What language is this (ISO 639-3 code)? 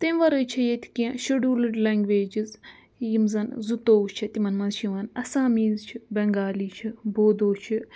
kas